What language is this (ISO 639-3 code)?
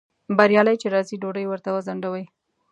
pus